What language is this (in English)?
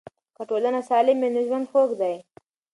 Pashto